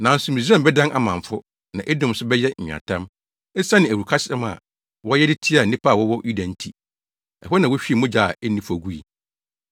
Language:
Akan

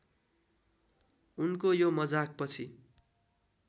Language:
Nepali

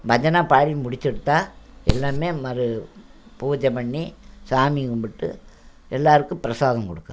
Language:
Tamil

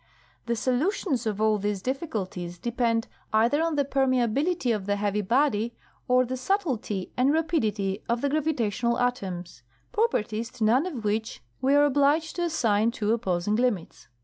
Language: English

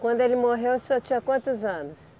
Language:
Portuguese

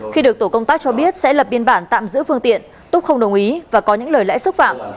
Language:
Vietnamese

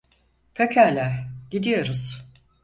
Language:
Turkish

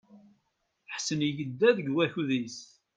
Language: Kabyle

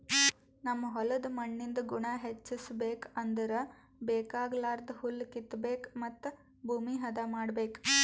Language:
Kannada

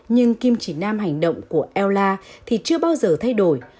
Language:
Vietnamese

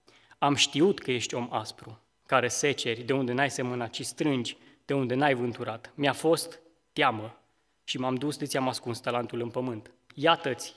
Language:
Romanian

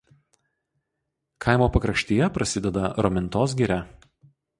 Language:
Lithuanian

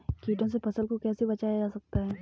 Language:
Hindi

